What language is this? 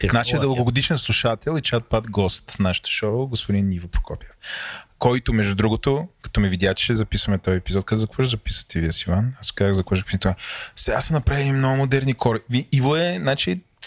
Bulgarian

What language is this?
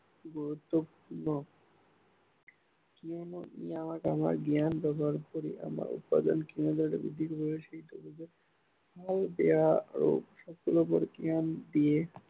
Assamese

